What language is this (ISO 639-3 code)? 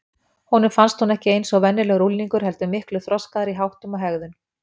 isl